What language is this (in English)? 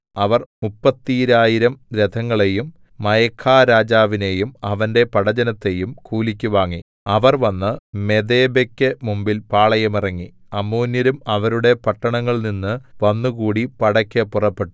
Malayalam